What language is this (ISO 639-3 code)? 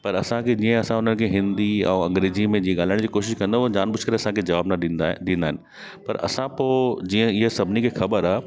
snd